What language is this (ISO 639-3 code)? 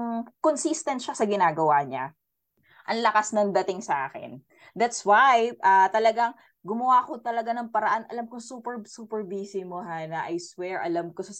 fil